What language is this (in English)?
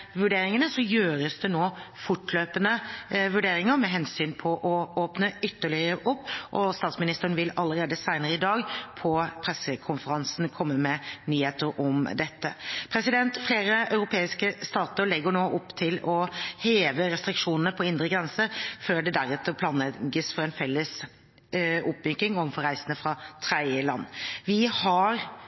Norwegian Bokmål